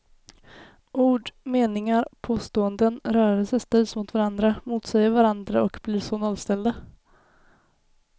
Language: Swedish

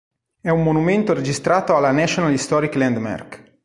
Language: Italian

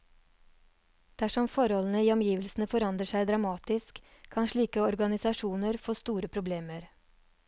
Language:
Norwegian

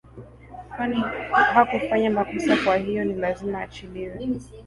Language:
Swahili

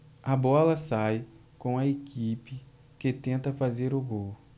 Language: Portuguese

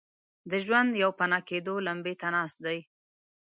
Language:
Pashto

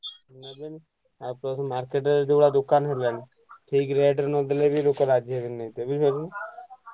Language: Odia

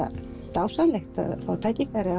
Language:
Icelandic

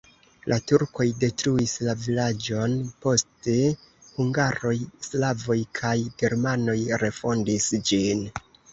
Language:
Esperanto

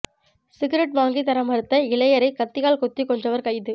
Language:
Tamil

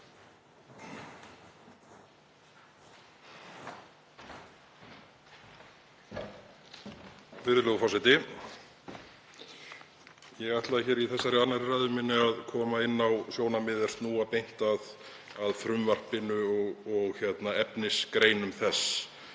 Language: Icelandic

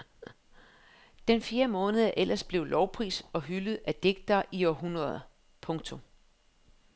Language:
Danish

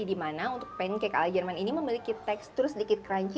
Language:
Indonesian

